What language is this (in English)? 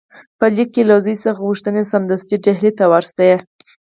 Pashto